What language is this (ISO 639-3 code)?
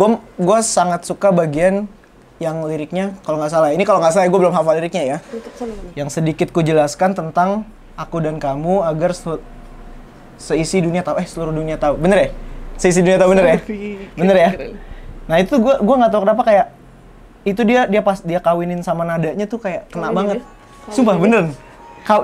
ind